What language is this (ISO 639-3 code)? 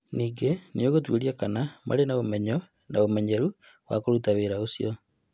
kik